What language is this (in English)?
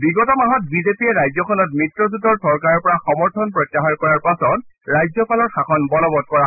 Assamese